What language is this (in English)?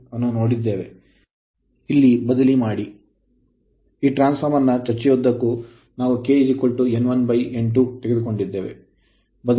Kannada